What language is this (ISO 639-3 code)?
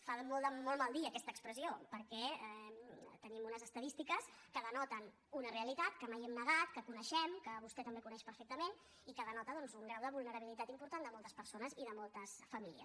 cat